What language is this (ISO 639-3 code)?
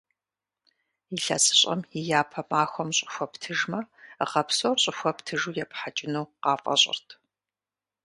kbd